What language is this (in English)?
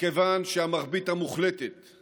Hebrew